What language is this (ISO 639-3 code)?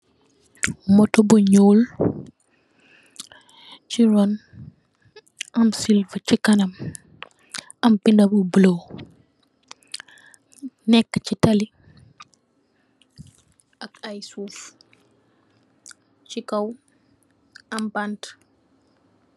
wol